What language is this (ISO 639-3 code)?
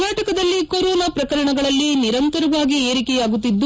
kan